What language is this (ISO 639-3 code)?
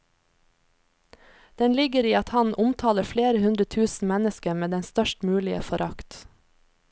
nor